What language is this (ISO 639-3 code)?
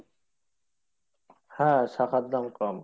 ben